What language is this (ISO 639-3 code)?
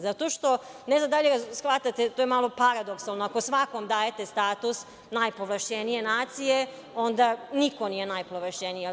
srp